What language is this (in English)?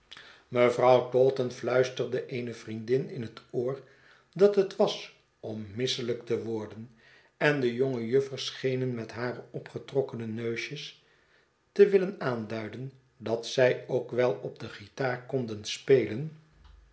Dutch